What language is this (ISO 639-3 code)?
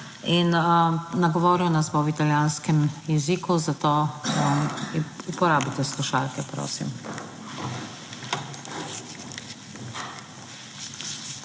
slv